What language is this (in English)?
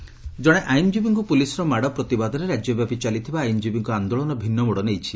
Odia